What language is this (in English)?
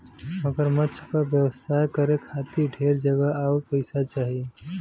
Bhojpuri